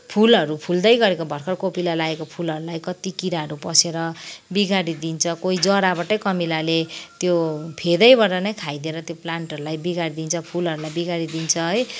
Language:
Nepali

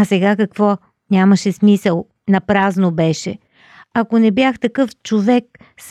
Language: Bulgarian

